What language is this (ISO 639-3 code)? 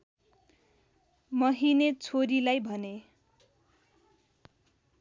nep